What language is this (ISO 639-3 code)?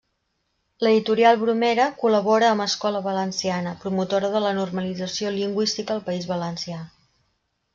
cat